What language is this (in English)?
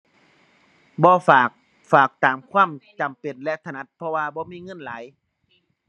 Thai